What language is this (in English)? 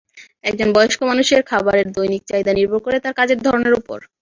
Bangla